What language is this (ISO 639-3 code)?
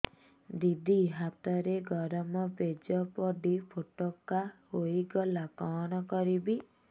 ori